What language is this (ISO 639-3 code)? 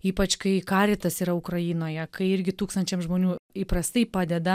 lit